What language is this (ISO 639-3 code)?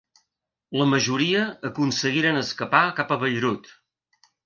cat